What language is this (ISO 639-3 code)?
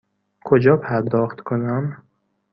fas